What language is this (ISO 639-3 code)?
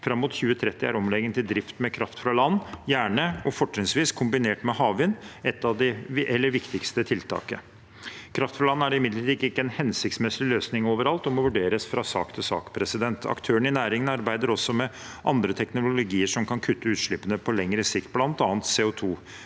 nor